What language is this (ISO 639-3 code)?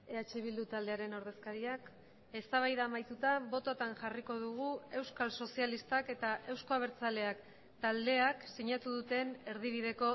eus